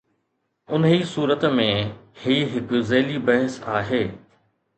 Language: Sindhi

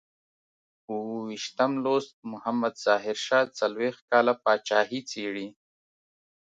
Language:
Pashto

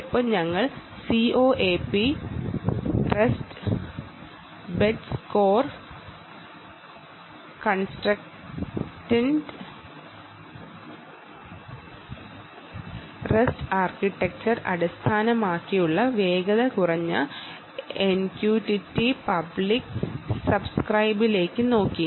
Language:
Malayalam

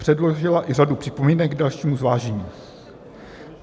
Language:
Czech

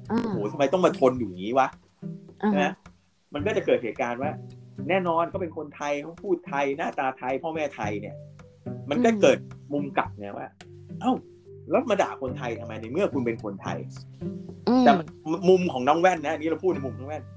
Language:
Thai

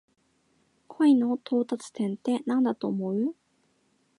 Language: Japanese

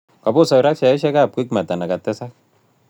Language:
Kalenjin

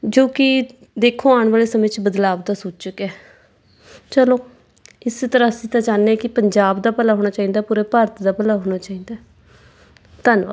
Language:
Punjabi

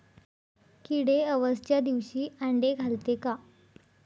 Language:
Marathi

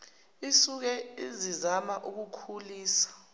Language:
Zulu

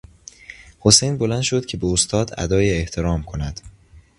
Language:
Persian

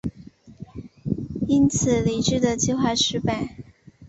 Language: Chinese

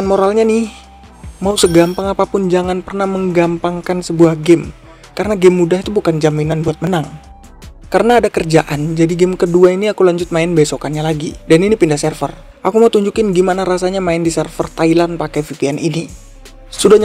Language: Indonesian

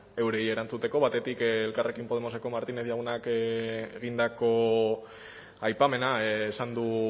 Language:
Basque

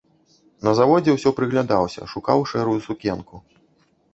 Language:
Belarusian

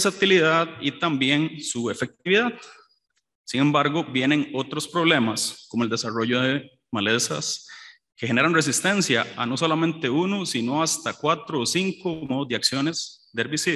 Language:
Spanish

